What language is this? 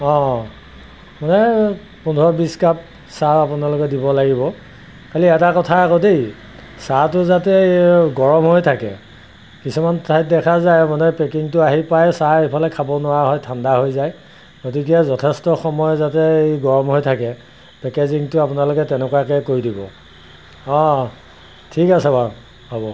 Assamese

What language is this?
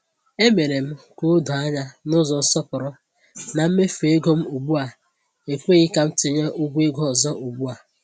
Igbo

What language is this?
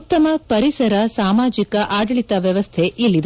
Kannada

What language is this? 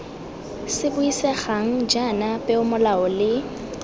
Tswana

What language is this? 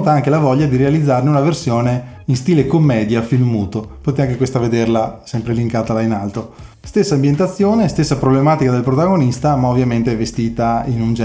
Italian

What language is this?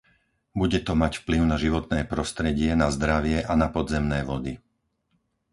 Slovak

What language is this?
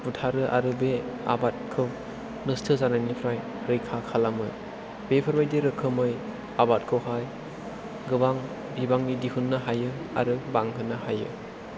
Bodo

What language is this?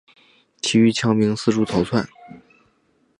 Chinese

